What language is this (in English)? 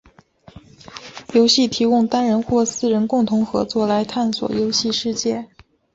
Chinese